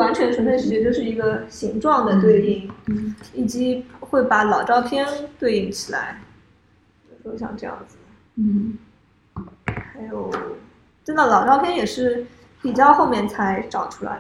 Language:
Chinese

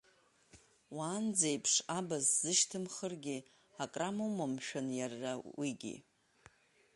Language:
Abkhazian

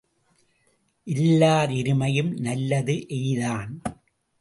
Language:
Tamil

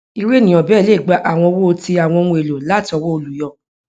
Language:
Yoruba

